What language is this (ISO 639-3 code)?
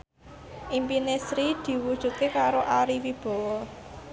jav